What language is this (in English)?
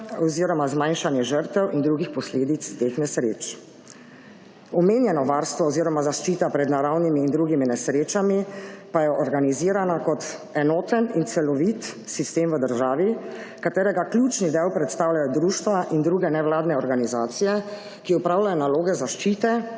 Slovenian